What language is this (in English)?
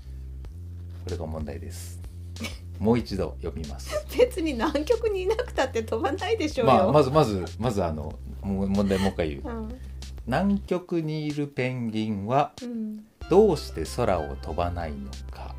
Japanese